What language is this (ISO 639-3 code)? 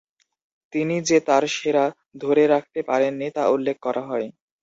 ben